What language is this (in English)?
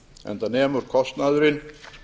Icelandic